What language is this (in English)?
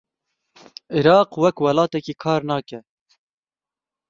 Kurdish